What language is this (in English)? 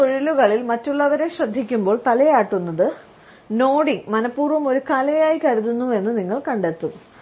Malayalam